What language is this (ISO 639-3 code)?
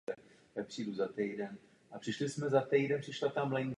ces